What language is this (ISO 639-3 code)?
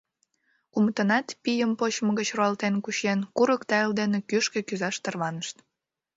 chm